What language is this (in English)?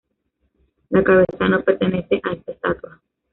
Spanish